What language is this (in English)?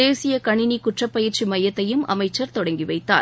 Tamil